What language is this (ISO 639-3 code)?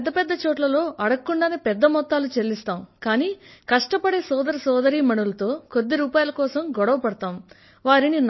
tel